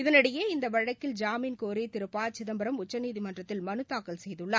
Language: Tamil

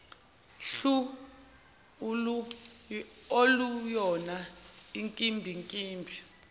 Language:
Zulu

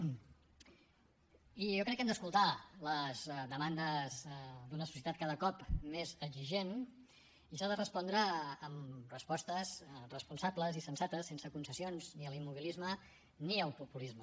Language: Catalan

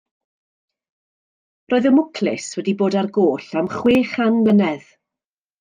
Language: Welsh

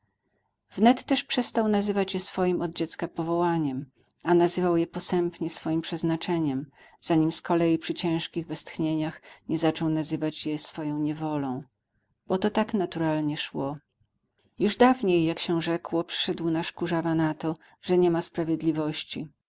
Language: Polish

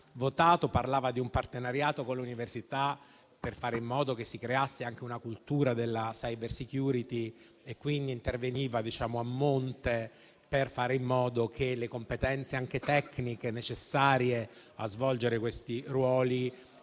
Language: Italian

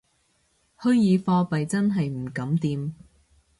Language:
Cantonese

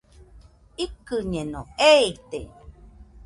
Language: Nüpode Huitoto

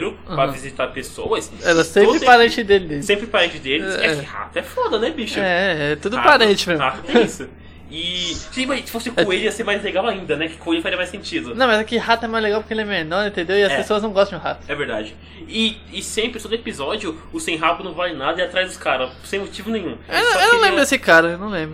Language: Portuguese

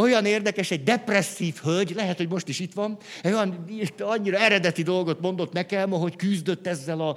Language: Hungarian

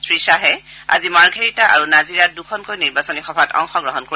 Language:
Assamese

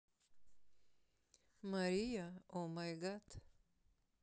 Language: Russian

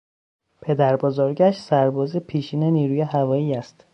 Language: Persian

